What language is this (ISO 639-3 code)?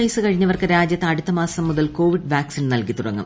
mal